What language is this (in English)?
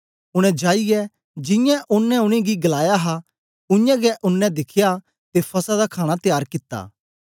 Dogri